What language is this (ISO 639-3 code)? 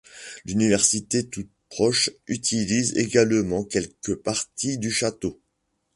fra